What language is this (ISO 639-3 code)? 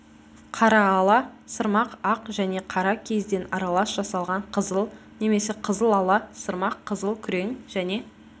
kaz